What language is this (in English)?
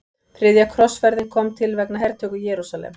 Icelandic